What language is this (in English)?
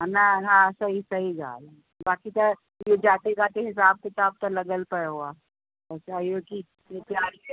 Sindhi